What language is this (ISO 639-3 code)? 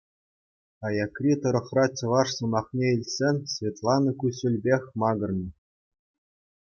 chv